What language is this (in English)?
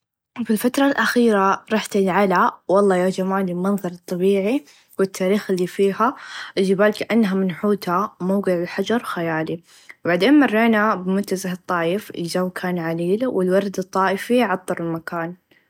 Najdi Arabic